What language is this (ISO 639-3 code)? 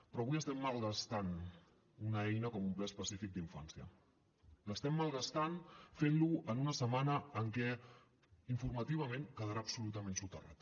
cat